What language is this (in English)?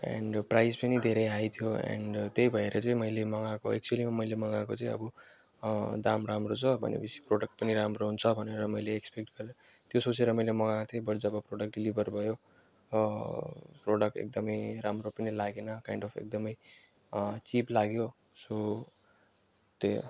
Nepali